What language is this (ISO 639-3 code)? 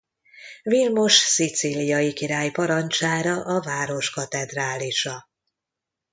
hun